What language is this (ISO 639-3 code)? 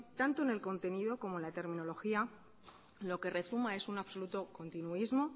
spa